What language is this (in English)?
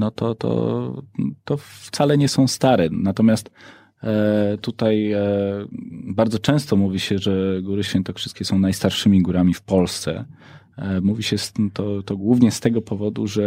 Polish